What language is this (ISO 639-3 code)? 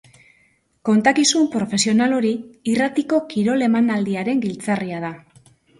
eus